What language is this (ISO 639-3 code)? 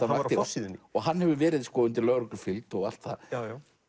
isl